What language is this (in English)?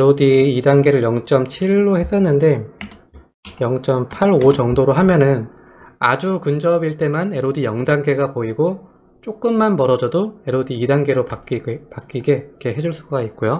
Korean